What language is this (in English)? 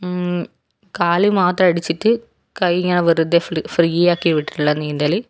Malayalam